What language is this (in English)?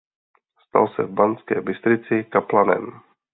Czech